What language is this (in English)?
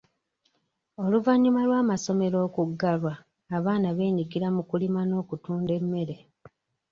Ganda